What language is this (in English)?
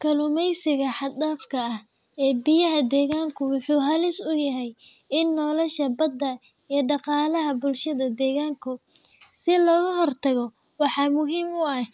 Somali